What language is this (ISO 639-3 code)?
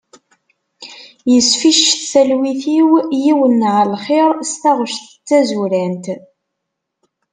kab